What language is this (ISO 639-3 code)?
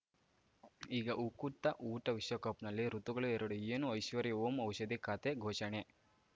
kan